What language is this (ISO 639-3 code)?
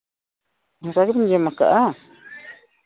sat